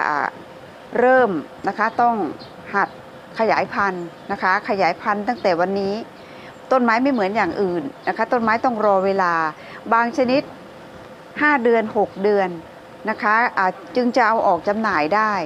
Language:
Thai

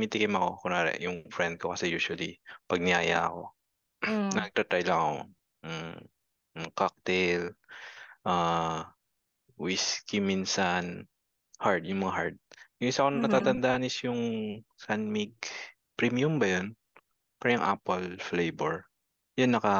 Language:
Filipino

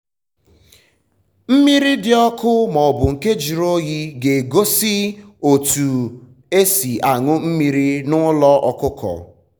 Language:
Igbo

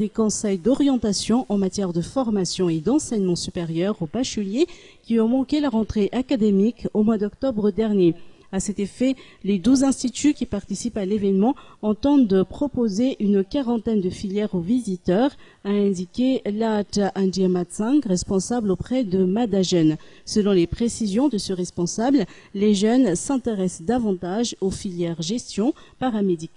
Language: French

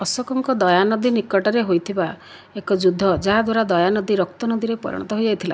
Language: Odia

